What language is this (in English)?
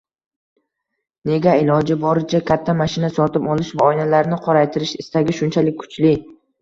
Uzbek